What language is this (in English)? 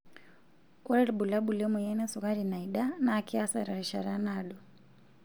Masai